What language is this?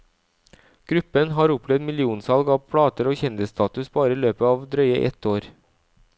Norwegian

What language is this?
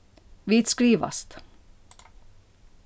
Faroese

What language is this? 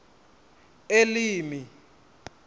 Venda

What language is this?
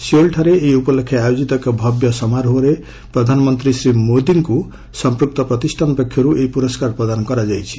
Odia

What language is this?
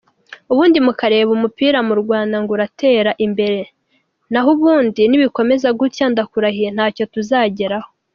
Kinyarwanda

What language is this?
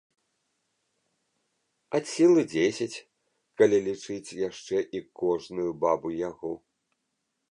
Belarusian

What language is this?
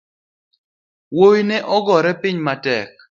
Luo (Kenya and Tanzania)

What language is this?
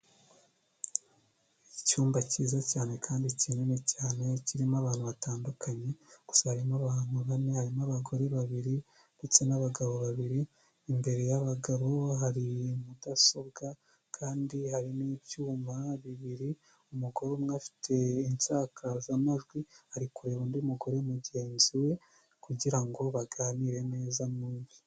Kinyarwanda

